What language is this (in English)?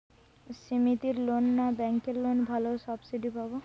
Bangla